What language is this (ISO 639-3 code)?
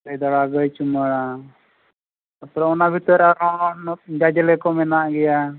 sat